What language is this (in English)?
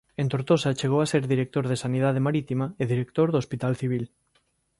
Galician